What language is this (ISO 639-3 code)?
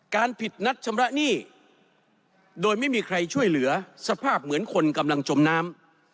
tha